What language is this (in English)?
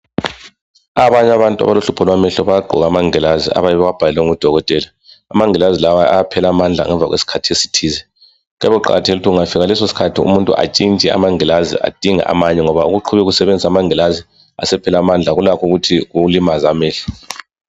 North Ndebele